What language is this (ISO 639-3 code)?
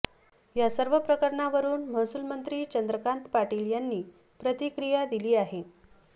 mar